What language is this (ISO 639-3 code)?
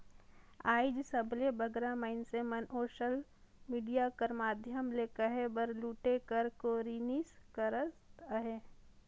hne